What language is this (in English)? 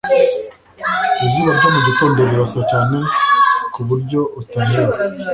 Kinyarwanda